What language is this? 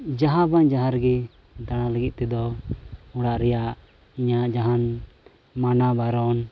Santali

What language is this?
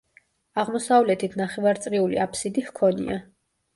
Georgian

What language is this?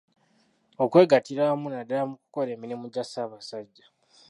Ganda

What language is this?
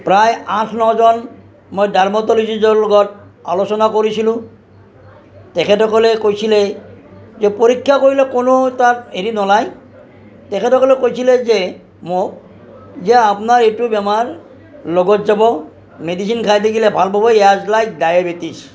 Assamese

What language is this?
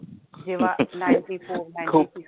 Marathi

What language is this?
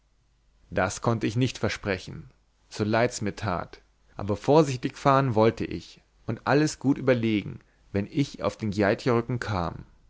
German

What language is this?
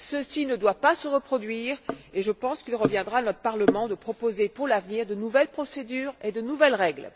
French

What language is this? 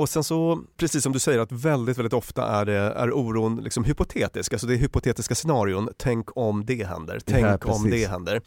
Swedish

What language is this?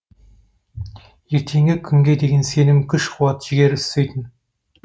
Kazakh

